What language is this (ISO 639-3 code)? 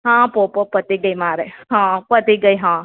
guj